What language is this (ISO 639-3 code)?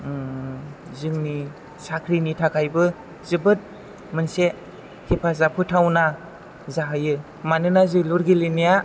brx